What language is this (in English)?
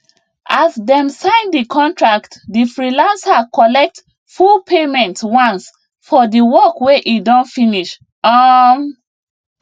Nigerian Pidgin